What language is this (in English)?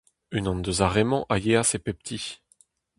Breton